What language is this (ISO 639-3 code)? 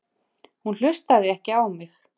isl